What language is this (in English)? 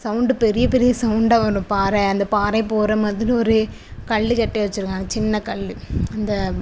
Tamil